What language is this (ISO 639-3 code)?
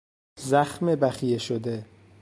fas